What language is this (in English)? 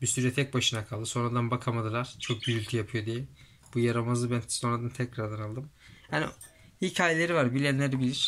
Turkish